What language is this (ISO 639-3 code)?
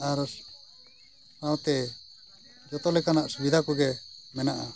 sat